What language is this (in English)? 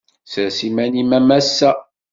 Kabyle